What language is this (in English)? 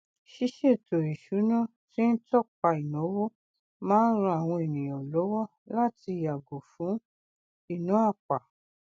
Yoruba